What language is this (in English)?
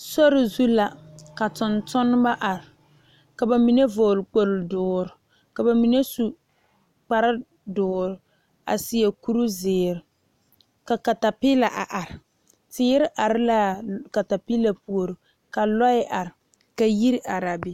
Southern Dagaare